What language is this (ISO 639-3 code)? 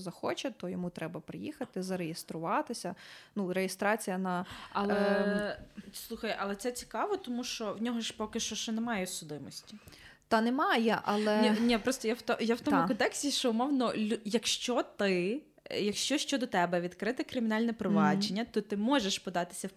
ukr